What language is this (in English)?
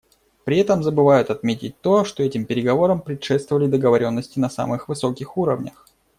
Russian